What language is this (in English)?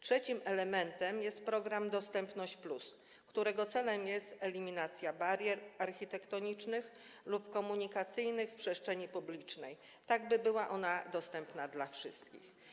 Polish